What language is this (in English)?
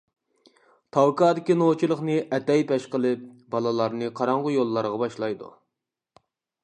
Uyghur